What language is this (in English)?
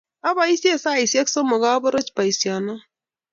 Kalenjin